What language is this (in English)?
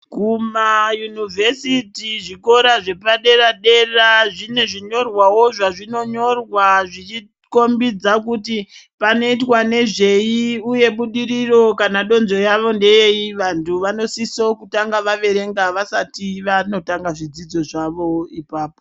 Ndau